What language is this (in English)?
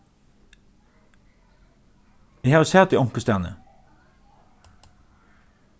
Faroese